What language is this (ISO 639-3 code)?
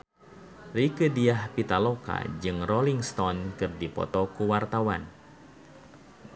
sun